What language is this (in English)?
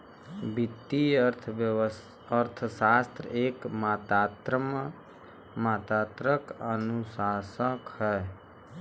Bhojpuri